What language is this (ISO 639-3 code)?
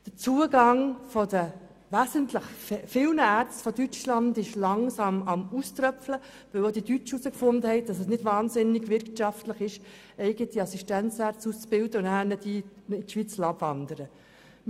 gsw